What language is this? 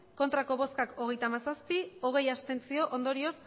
Basque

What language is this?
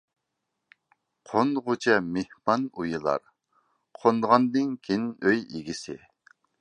Uyghur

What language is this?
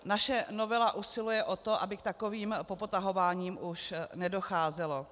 Czech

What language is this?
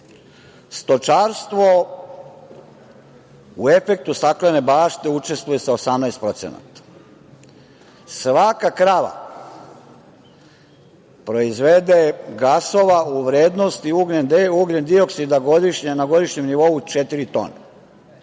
Serbian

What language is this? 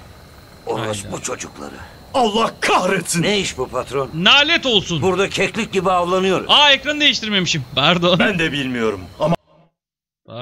Turkish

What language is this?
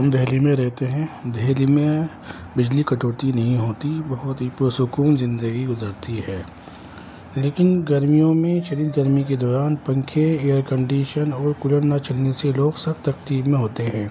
Urdu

